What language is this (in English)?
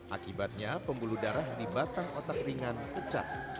Indonesian